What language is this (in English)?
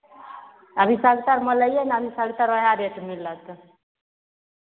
Maithili